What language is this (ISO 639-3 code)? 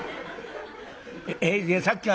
jpn